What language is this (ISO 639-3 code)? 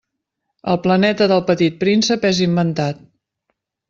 cat